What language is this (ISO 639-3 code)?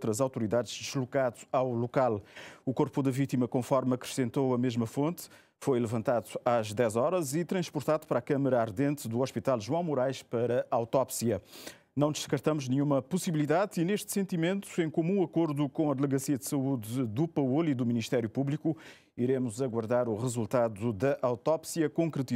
por